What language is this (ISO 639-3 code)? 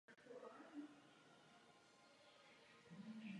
ces